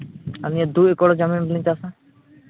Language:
Santali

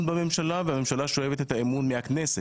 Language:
Hebrew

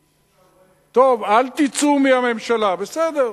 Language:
Hebrew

